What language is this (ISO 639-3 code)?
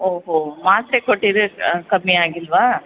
kan